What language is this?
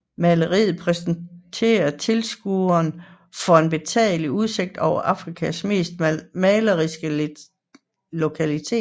Danish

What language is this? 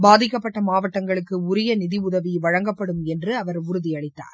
Tamil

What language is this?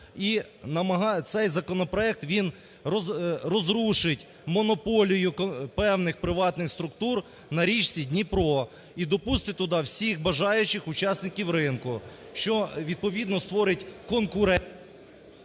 Ukrainian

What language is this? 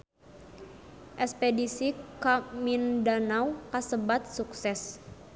Sundanese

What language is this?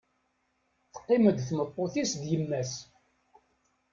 Kabyle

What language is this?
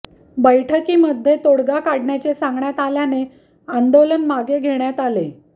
Marathi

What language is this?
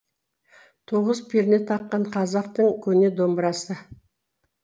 Kazakh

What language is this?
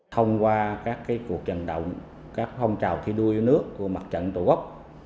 Vietnamese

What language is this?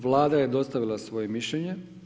Croatian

